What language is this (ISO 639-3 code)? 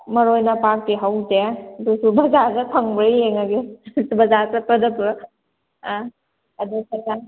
mni